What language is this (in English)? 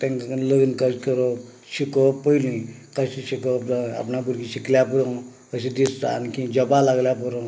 Konkani